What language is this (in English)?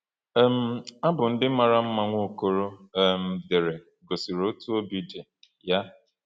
Igbo